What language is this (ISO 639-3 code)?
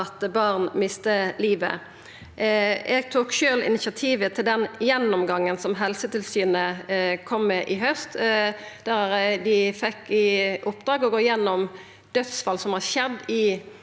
nor